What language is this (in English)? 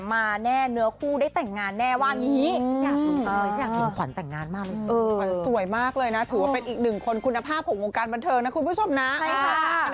Thai